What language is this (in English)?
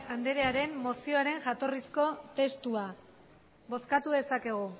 Basque